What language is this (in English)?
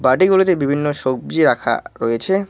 Bangla